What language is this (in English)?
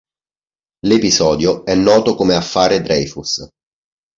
Italian